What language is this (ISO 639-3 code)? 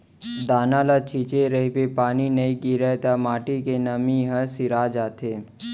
hne